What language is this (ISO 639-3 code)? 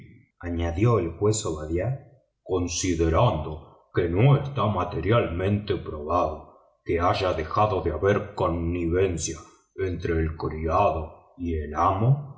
spa